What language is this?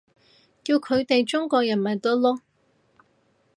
Cantonese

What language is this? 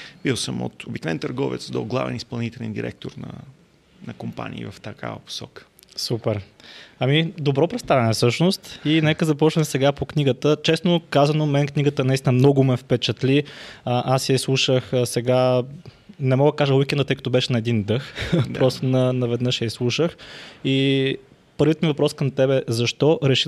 Bulgarian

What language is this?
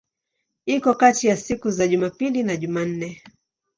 Swahili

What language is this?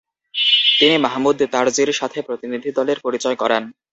Bangla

